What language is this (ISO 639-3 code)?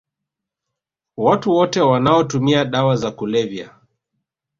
swa